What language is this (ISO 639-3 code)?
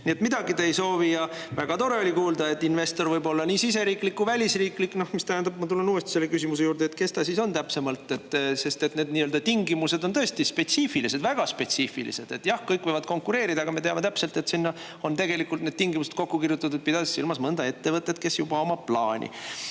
est